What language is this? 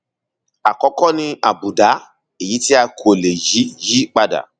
Yoruba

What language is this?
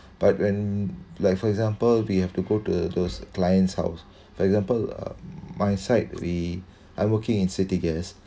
English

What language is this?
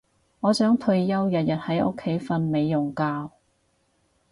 Cantonese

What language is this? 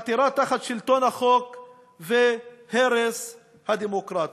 Hebrew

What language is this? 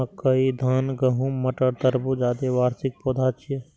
Maithili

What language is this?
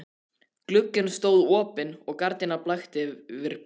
Icelandic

